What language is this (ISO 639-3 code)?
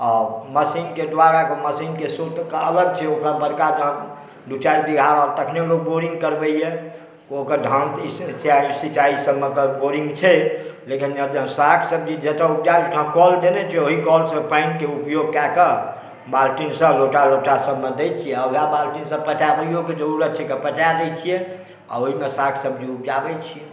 mai